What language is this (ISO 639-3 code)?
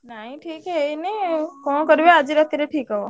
ori